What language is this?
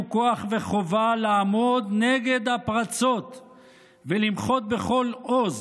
Hebrew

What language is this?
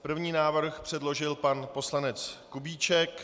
Czech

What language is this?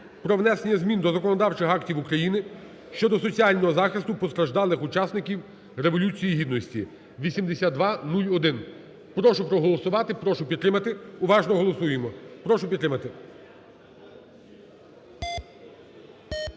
Ukrainian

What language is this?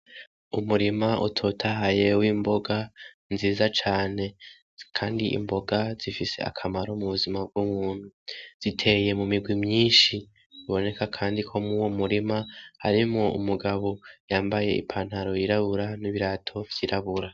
Rundi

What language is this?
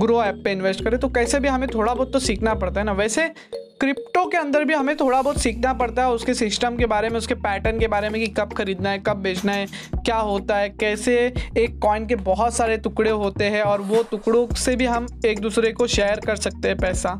Hindi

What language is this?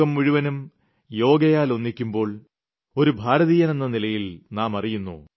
Malayalam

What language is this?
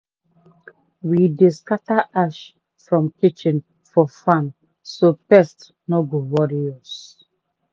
Nigerian Pidgin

